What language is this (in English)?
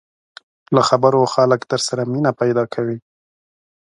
Pashto